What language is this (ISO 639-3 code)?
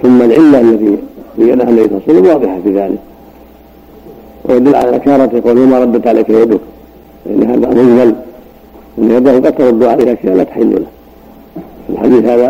ara